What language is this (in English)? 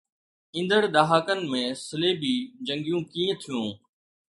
Sindhi